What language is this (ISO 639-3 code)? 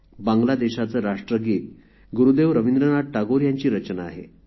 mar